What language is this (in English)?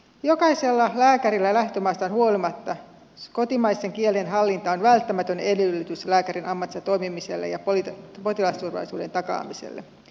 Finnish